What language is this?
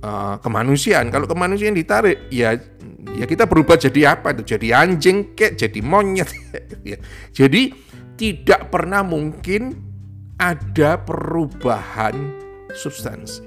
Indonesian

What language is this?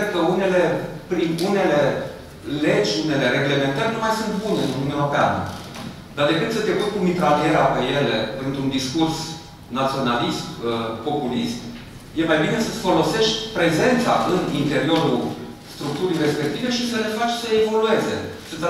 Romanian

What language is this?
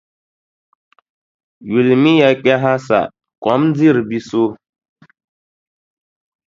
Dagbani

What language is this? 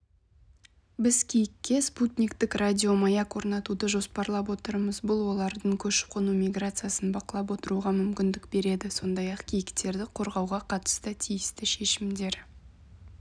Kazakh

